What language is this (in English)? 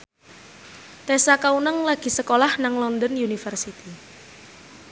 Javanese